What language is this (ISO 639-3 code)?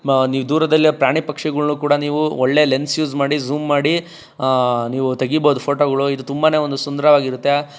kan